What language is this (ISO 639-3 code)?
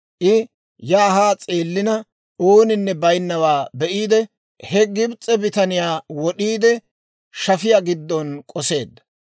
dwr